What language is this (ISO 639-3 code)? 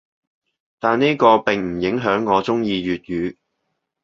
yue